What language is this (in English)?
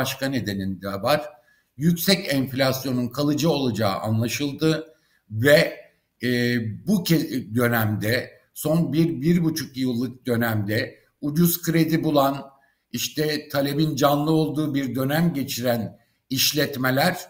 Turkish